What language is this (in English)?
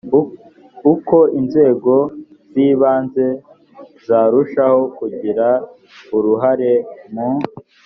Kinyarwanda